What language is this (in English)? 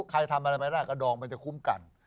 Thai